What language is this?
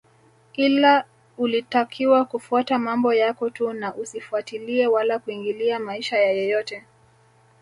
Swahili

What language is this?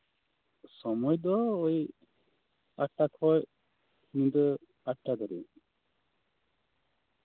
Santali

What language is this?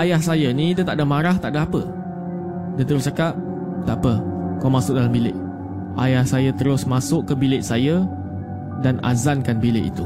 Malay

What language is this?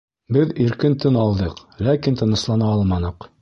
Bashkir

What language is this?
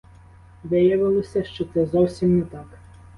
Ukrainian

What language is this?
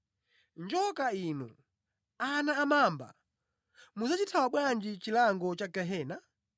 Nyanja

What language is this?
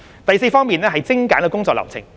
Cantonese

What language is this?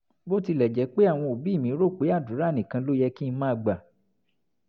Yoruba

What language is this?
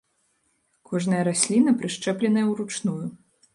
Belarusian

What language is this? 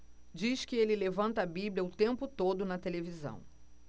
Portuguese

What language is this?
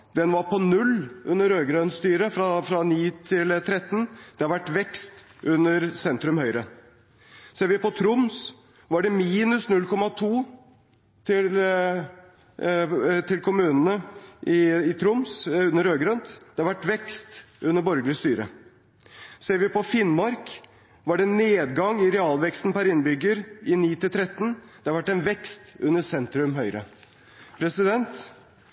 Norwegian Bokmål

